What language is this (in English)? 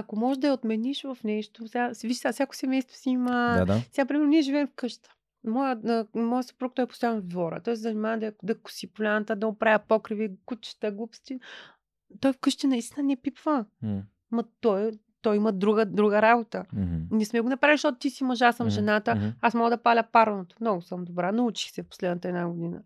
Bulgarian